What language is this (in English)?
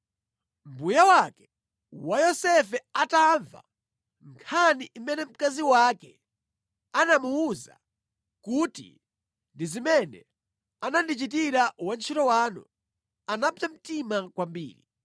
Nyanja